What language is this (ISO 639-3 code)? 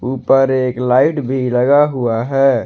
hin